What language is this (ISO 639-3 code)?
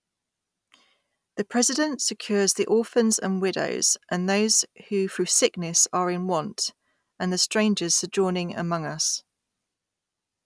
eng